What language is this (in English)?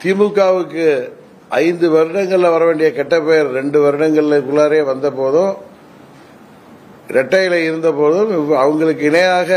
Arabic